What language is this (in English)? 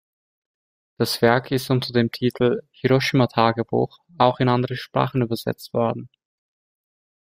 German